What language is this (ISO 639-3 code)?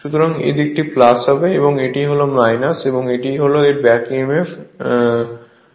ben